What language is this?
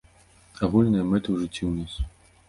Belarusian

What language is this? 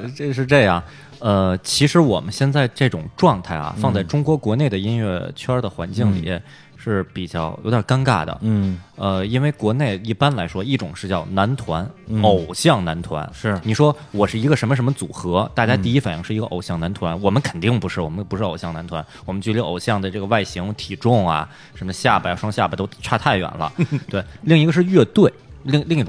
Chinese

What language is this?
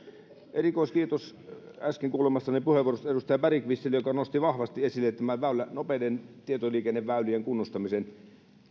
Finnish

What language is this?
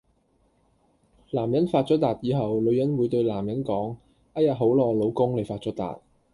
Cantonese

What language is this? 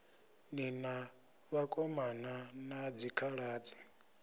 Venda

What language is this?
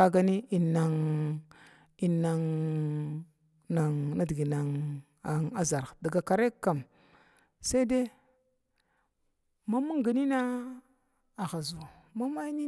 Glavda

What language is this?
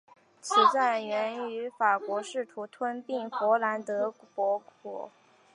Chinese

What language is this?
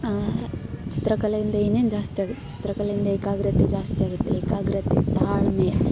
Kannada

